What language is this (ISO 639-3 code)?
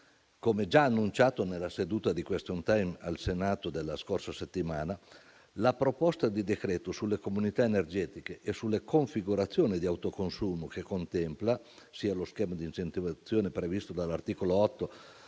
ita